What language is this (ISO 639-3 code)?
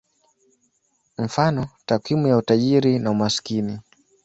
swa